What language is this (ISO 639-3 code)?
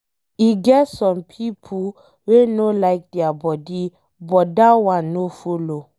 pcm